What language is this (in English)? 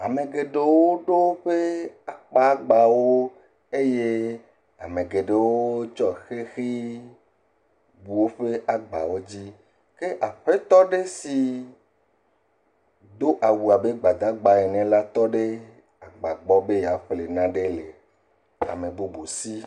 Ewe